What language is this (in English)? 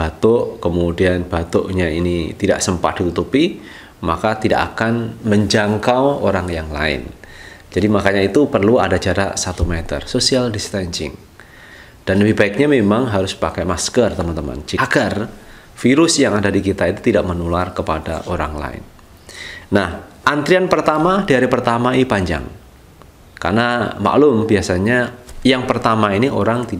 Indonesian